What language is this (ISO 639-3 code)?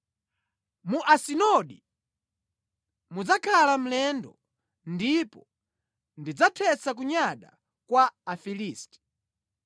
nya